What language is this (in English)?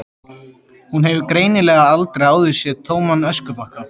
Icelandic